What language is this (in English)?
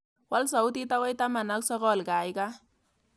Kalenjin